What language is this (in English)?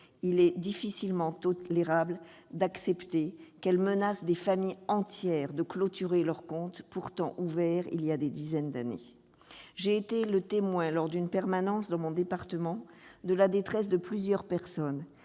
French